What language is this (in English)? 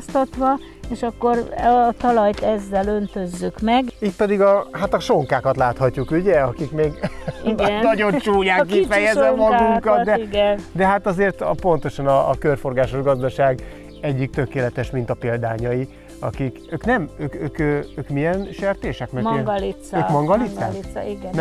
Hungarian